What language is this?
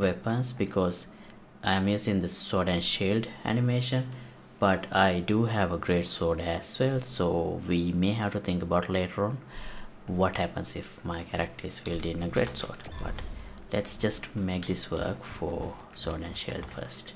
English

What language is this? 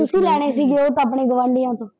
Punjabi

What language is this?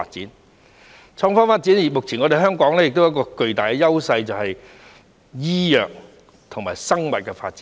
Cantonese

